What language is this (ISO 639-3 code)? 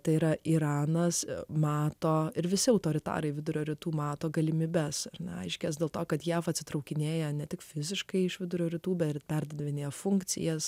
lit